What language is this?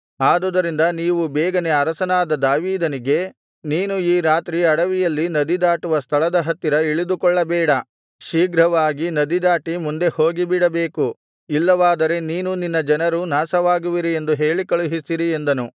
Kannada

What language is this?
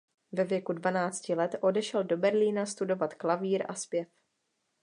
Czech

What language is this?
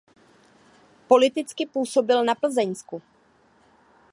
Czech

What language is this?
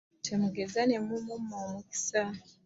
Ganda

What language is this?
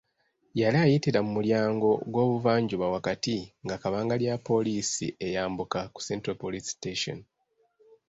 Ganda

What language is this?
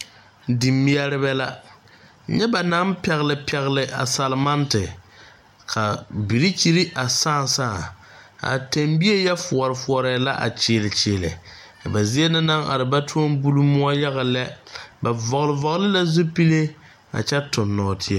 Southern Dagaare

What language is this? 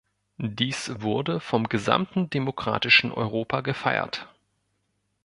German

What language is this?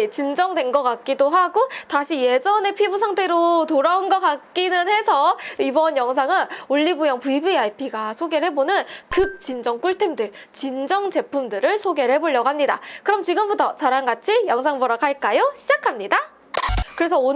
Korean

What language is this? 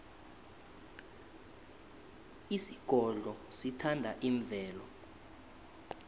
South Ndebele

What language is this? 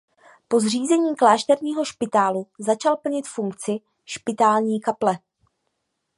Czech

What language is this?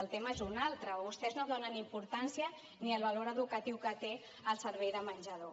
Catalan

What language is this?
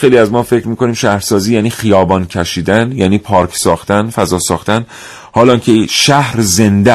Persian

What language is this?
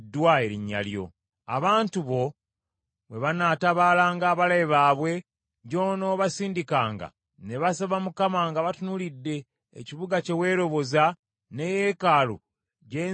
Ganda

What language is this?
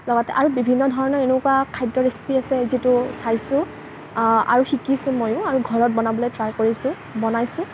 Assamese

